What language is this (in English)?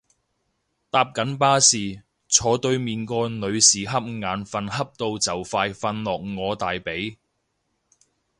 Cantonese